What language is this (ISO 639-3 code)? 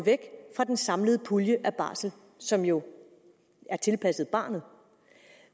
dan